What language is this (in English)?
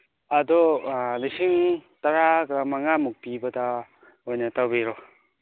Manipuri